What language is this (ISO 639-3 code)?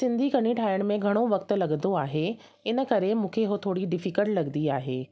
snd